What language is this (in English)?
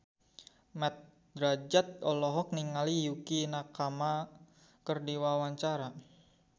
Sundanese